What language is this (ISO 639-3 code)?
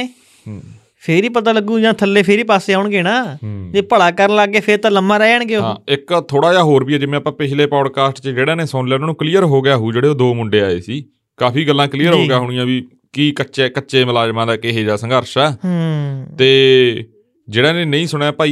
pan